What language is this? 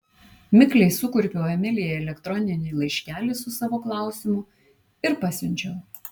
Lithuanian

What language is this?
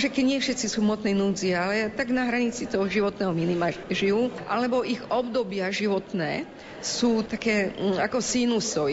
Slovak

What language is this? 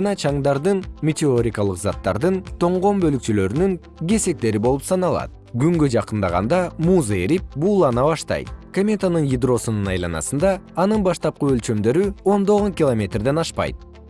Kyrgyz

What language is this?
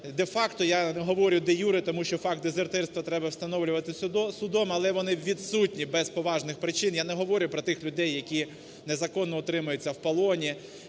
Ukrainian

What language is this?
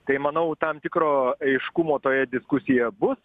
Lithuanian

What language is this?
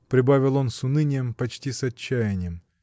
Russian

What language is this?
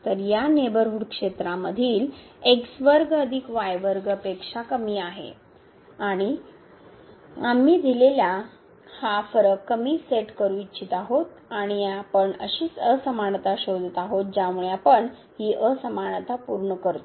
Marathi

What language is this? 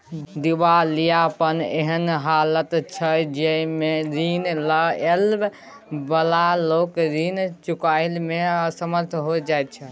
Maithili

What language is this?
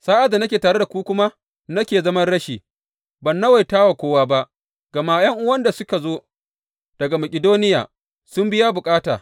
Hausa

